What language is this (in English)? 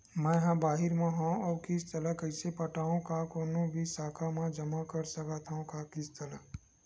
Chhattisgarhi